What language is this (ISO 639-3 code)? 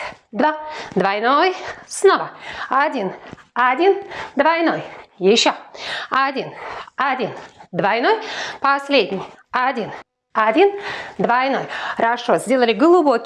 rus